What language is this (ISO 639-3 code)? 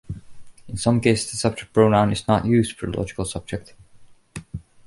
eng